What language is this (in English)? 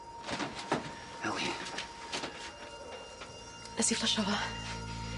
Welsh